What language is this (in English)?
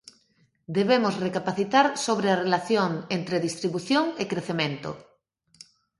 Galician